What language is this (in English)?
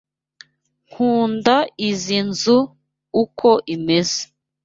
Kinyarwanda